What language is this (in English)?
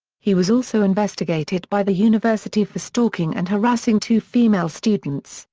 English